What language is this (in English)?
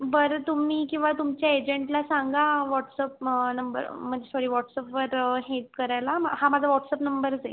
Marathi